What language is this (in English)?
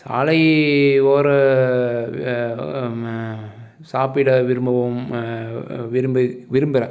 Tamil